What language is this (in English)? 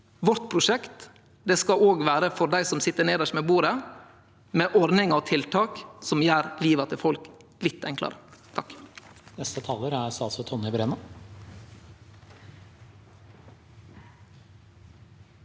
Norwegian